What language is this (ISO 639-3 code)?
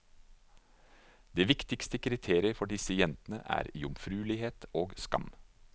nor